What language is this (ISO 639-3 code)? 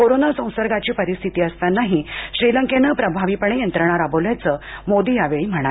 mar